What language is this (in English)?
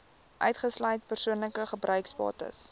Afrikaans